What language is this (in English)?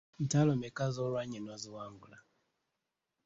Ganda